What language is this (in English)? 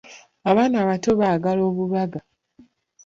Ganda